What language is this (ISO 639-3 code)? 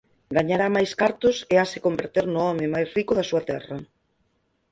glg